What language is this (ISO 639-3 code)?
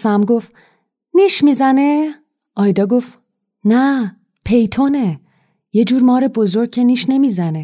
fas